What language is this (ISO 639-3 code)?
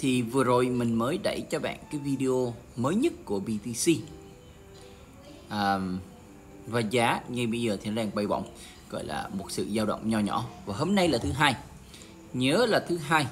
vie